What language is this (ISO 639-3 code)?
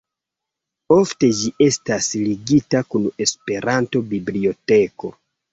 epo